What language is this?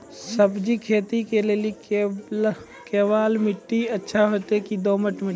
Maithili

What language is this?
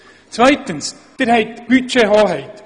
Swiss German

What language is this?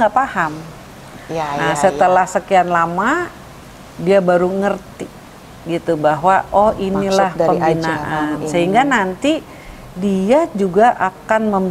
Indonesian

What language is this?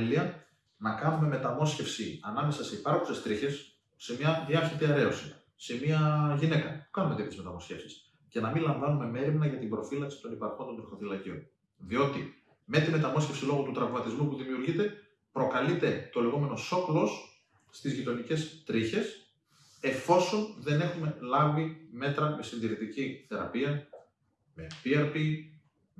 Greek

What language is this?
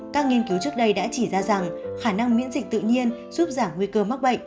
Vietnamese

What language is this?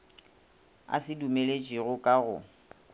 Northern Sotho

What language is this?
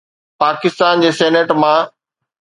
Sindhi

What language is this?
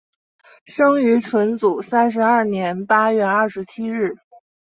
Chinese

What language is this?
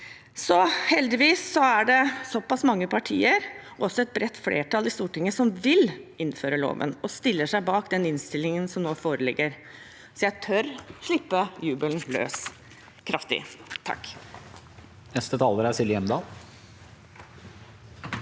Norwegian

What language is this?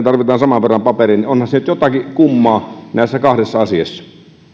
Finnish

